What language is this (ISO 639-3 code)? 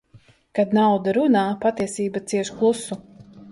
lav